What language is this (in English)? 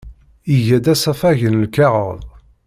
Kabyle